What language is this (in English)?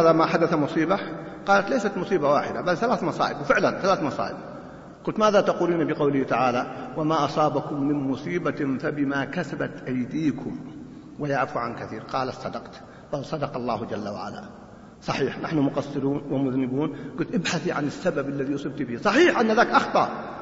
Arabic